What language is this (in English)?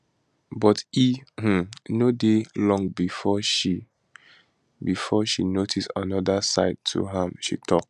Nigerian Pidgin